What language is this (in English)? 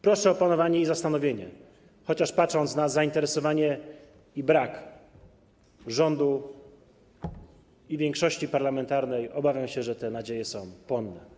Polish